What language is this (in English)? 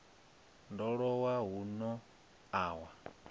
Venda